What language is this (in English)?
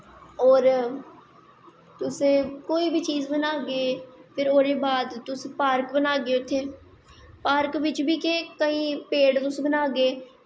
Dogri